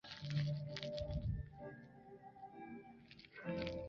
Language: Chinese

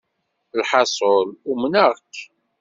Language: Kabyle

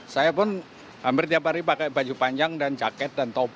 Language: Indonesian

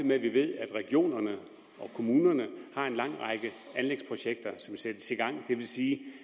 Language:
Danish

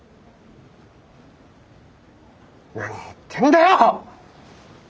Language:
Japanese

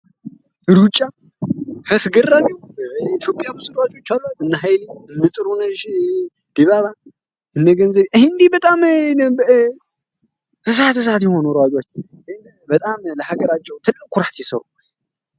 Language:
Amharic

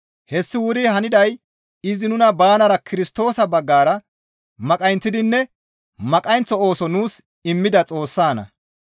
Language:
Gamo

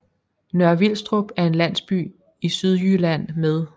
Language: Danish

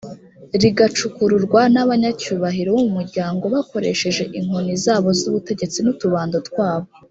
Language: Kinyarwanda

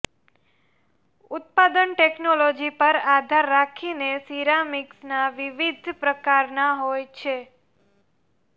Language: Gujarati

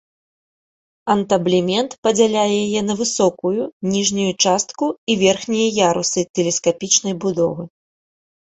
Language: Belarusian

